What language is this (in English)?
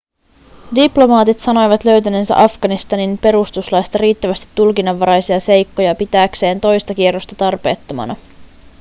Finnish